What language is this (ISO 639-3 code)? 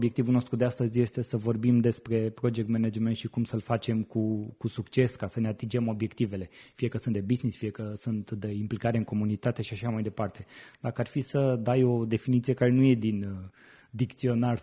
ron